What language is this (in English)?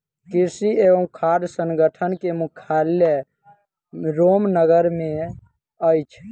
Maithili